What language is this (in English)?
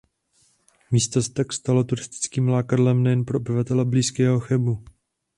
Czech